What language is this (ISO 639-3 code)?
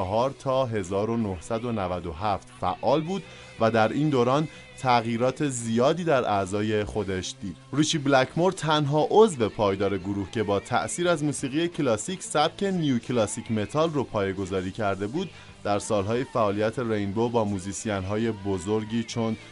fas